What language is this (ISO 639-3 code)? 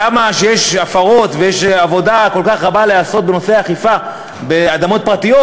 heb